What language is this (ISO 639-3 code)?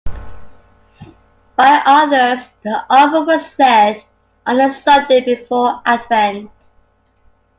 eng